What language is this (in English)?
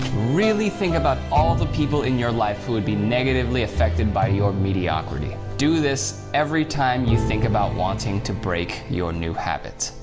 English